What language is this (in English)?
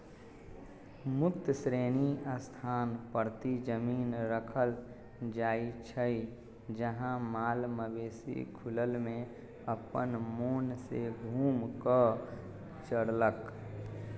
Magahi